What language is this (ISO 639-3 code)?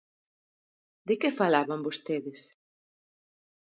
glg